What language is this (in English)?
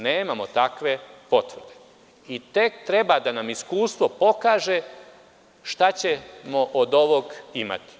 Serbian